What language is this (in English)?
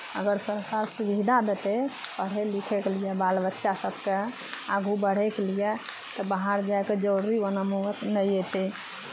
Maithili